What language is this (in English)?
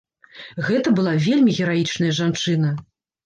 Belarusian